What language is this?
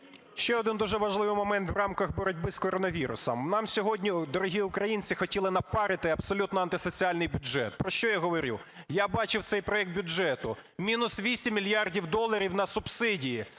Ukrainian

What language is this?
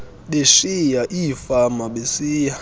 Xhosa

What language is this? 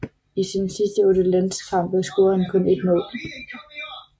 Danish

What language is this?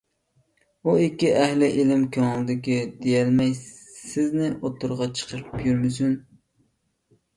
Uyghur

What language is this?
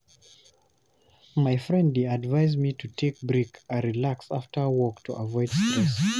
Nigerian Pidgin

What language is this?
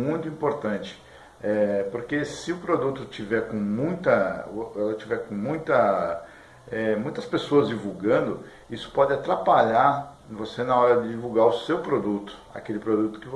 Portuguese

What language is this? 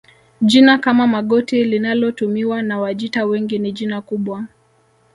Swahili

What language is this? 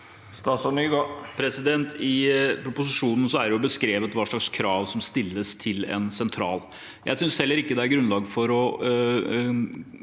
Norwegian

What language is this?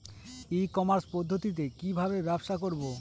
Bangla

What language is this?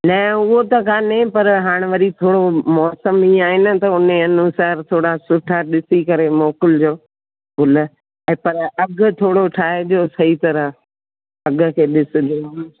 Sindhi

